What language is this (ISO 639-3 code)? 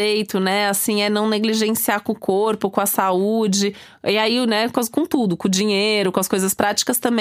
por